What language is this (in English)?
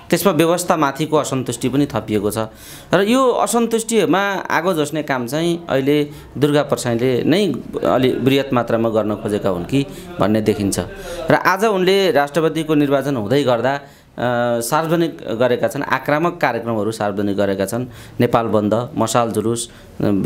Romanian